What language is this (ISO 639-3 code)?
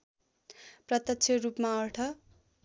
nep